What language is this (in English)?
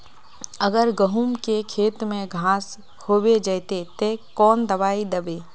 Magahi